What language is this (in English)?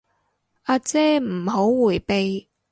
Cantonese